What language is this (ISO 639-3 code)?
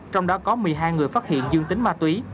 vie